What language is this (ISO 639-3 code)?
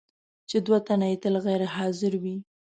pus